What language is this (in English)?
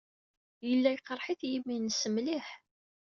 Kabyle